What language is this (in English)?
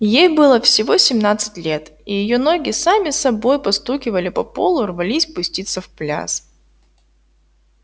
Russian